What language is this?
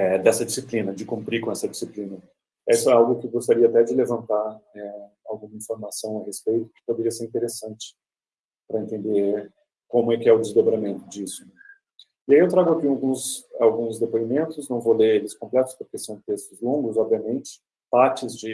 Portuguese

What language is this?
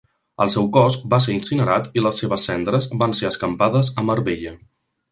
Catalan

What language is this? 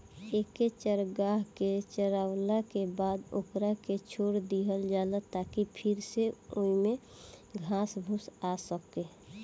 Bhojpuri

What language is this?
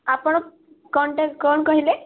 Odia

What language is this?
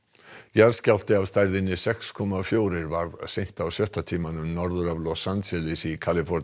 Icelandic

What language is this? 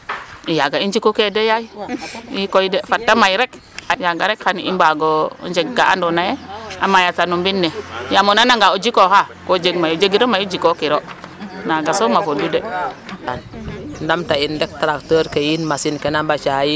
Serer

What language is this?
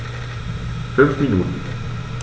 German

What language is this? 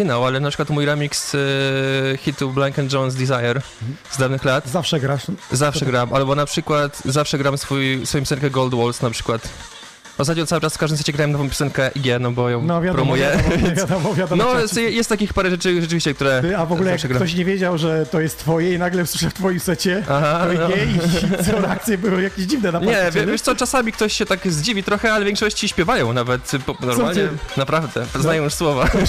Polish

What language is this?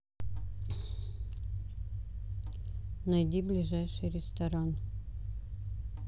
Russian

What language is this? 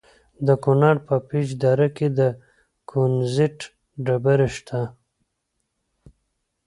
Pashto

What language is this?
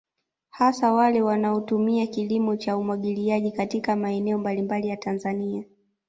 Swahili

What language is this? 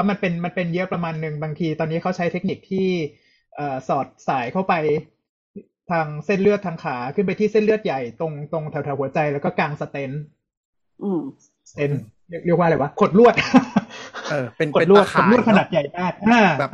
Thai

